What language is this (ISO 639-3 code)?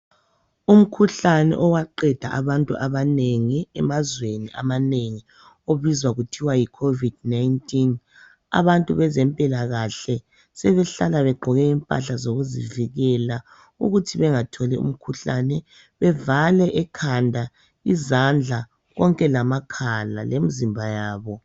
nde